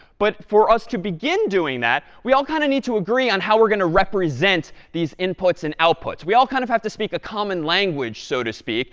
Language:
English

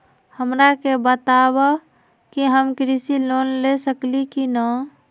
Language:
Magahi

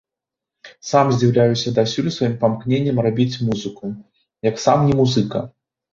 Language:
Belarusian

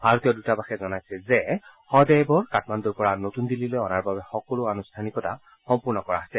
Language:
Assamese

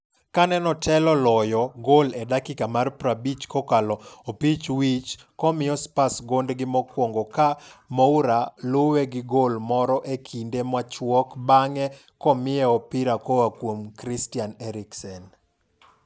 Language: Luo (Kenya and Tanzania)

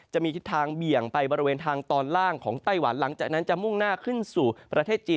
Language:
Thai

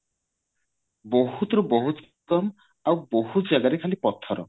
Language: Odia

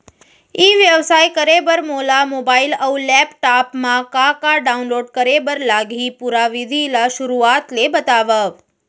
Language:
Chhattisgarhi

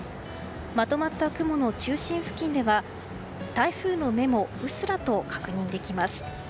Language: Japanese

